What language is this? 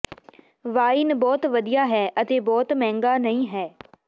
Punjabi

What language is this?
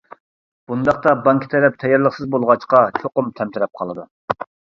Uyghur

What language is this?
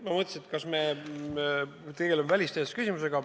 Estonian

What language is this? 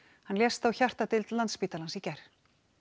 Icelandic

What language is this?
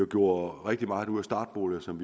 Danish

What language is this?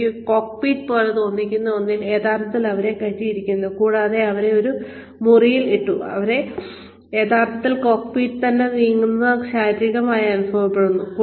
Malayalam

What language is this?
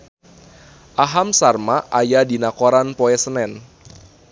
Sundanese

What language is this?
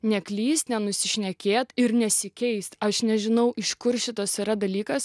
Lithuanian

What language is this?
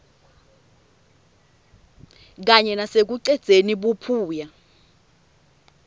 Swati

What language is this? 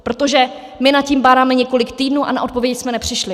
Czech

